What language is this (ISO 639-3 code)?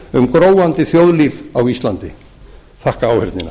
isl